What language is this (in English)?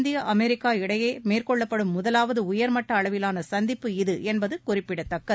Tamil